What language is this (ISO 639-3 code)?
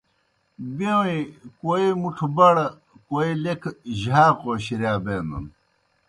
plk